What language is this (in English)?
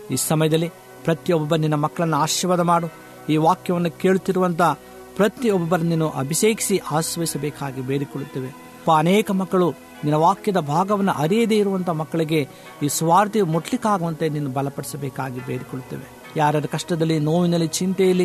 Kannada